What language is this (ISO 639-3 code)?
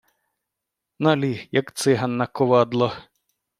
ukr